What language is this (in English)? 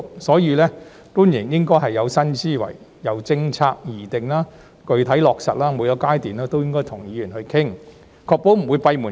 Cantonese